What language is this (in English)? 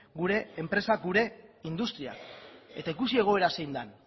Basque